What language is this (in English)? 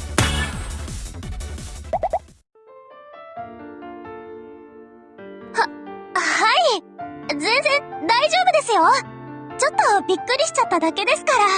Japanese